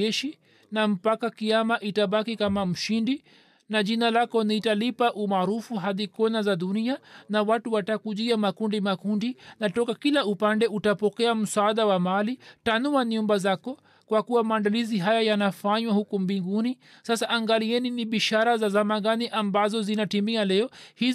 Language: Swahili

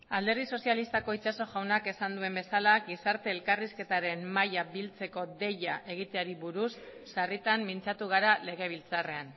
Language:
Basque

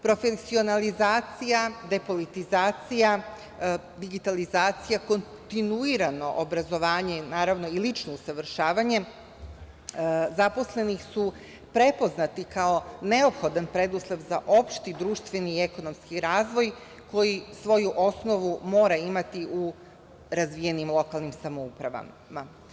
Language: Serbian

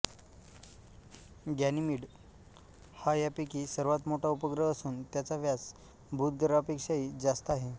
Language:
Marathi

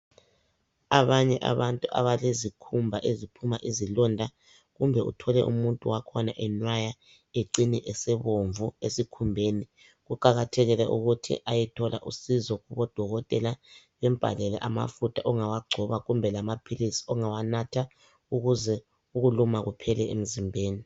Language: North Ndebele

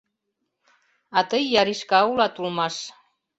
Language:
Mari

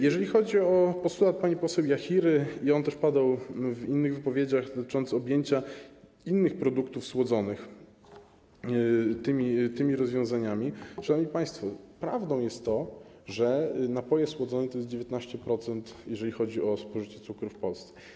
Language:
Polish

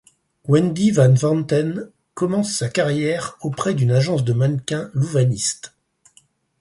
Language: French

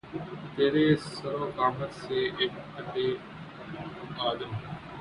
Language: Urdu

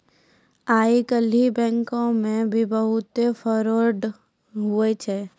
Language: Maithili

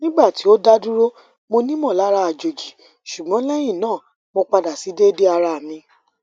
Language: Yoruba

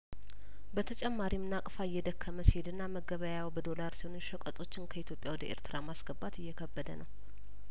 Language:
Amharic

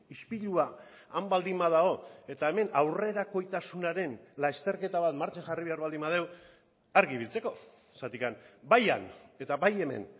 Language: Basque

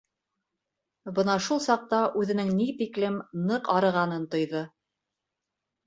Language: Bashkir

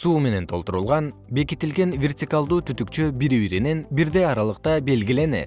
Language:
Kyrgyz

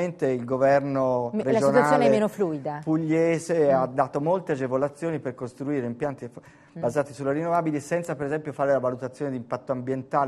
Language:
Italian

